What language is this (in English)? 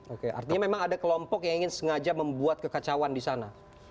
Indonesian